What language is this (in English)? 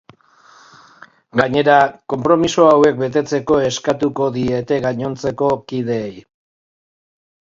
Basque